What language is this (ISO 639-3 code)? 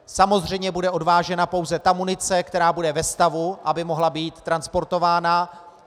ces